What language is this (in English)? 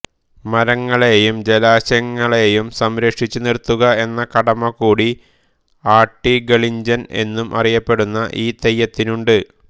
Malayalam